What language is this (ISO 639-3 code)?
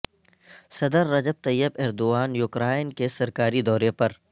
urd